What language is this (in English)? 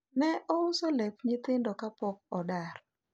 Luo (Kenya and Tanzania)